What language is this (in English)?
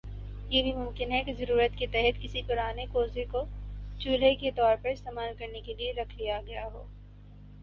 Urdu